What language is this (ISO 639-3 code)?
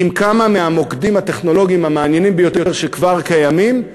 heb